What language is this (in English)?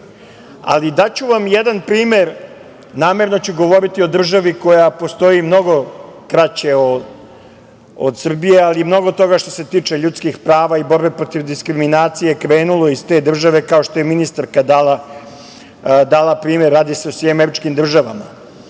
Serbian